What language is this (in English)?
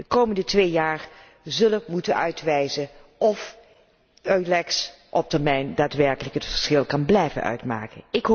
Dutch